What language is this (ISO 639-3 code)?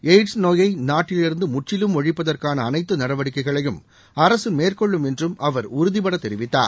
tam